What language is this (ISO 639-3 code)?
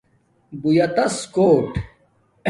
dmk